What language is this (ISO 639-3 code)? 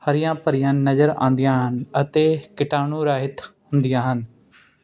pan